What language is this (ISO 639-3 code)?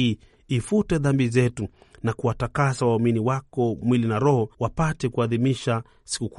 swa